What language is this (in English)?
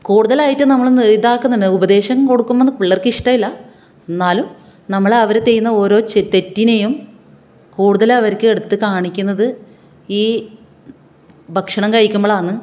Malayalam